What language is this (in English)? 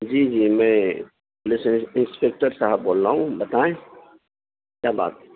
Urdu